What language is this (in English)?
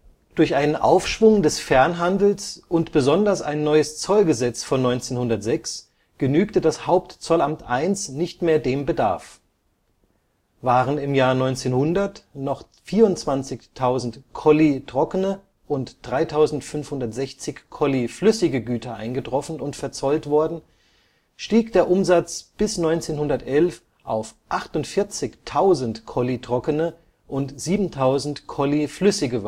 German